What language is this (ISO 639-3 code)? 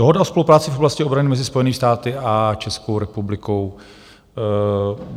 ces